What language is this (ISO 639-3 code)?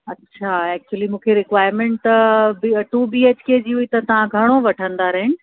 snd